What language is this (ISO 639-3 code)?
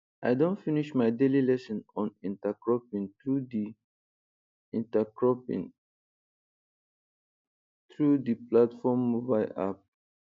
pcm